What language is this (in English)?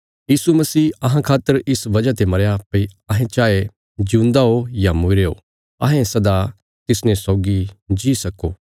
Bilaspuri